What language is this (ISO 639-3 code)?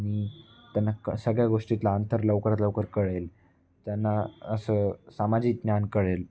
mar